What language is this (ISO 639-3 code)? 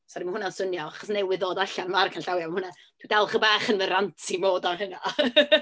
cym